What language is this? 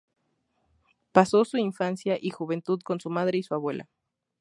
Spanish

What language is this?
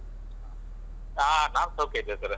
Kannada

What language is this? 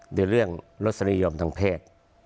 Thai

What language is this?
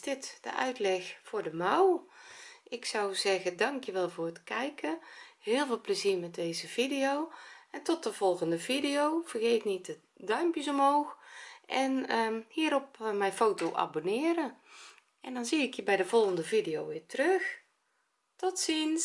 Dutch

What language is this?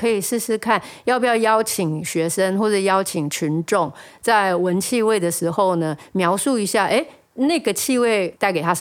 Chinese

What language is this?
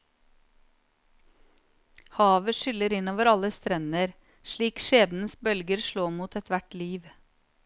Norwegian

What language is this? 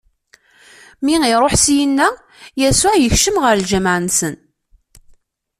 Kabyle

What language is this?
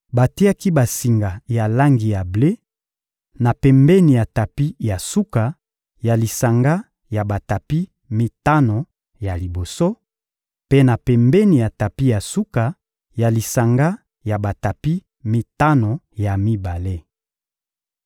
Lingala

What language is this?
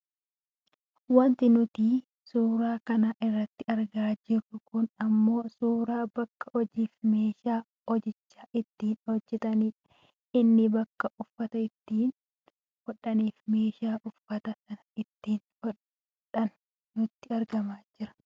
Oromo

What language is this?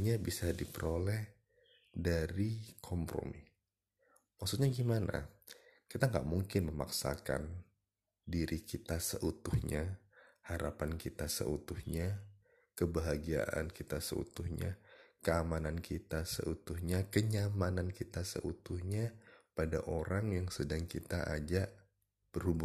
Indonesian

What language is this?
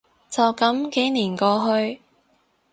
Cantonese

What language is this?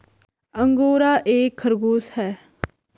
Hindi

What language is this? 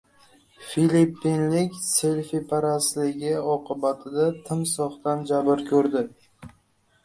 Uzbek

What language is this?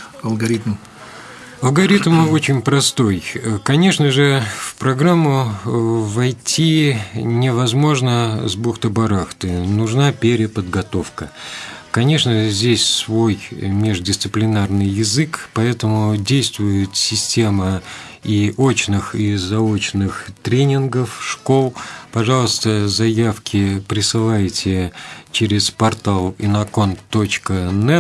Russian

